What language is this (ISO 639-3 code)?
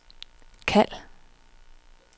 dan